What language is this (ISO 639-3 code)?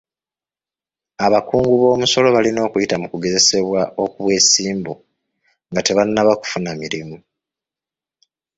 lug